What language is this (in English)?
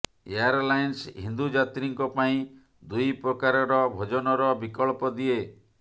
Odia